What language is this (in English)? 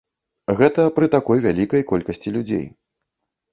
Belarusian